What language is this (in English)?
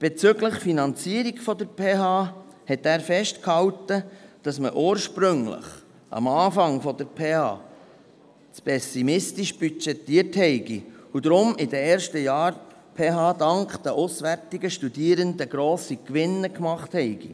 Swiss German